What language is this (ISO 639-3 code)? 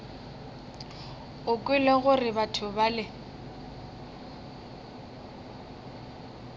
nso